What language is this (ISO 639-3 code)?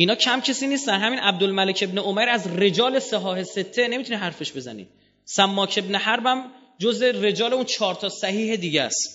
fas